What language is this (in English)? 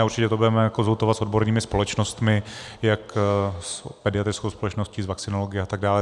Czech